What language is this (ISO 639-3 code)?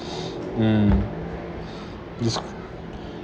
eng